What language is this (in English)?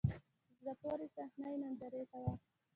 Pashto